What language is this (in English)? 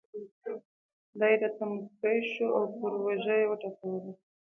Pashto